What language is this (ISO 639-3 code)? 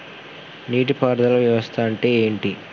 tel